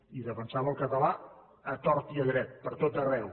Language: Catalan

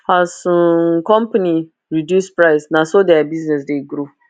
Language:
Nigerian Pidgin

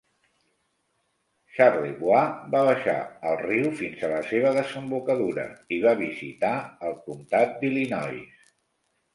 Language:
Catalan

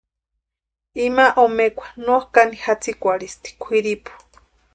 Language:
Western Highland Purepecha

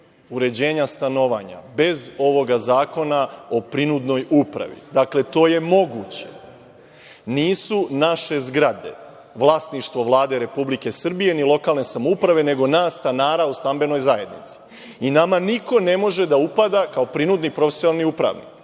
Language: Serbian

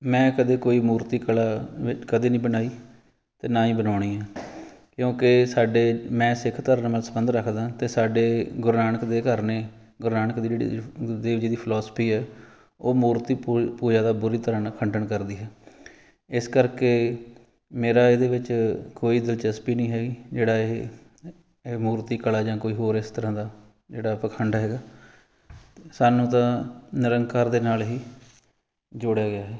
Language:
Punjabi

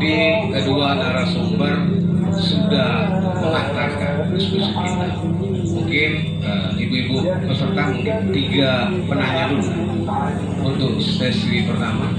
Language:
Indonesian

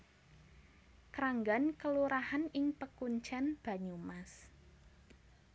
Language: Javanese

